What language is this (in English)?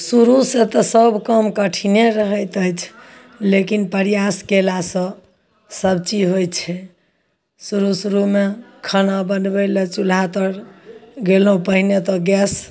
Maithili